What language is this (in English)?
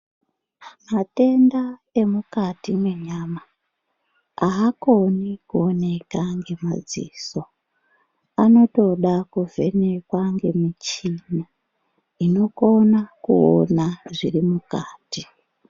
Ndau